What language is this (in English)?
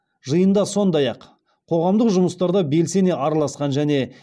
Kazakh